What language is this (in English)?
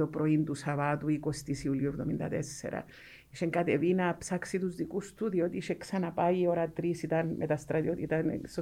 Greek